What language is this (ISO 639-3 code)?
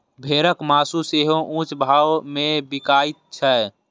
mai